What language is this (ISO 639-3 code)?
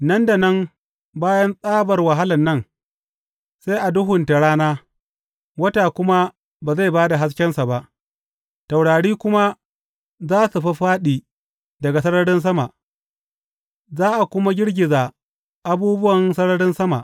hau